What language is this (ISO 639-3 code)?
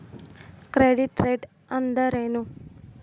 kan